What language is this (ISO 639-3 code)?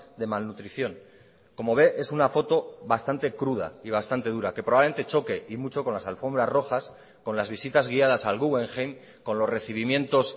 spa